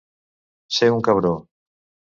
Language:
Catalan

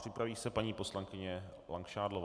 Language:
Czech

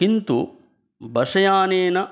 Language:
Sanskrit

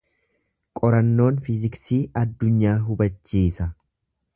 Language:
Oromo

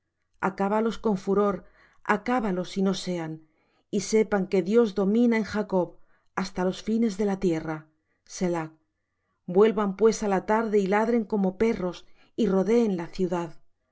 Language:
Spanish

